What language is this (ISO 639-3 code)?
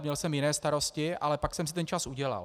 ces